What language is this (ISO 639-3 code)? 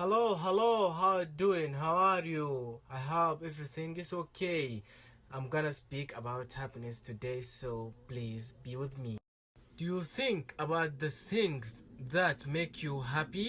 eng